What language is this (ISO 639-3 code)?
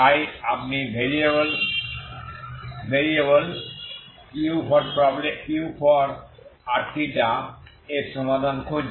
ben